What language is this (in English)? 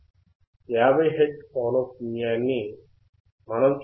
Telugu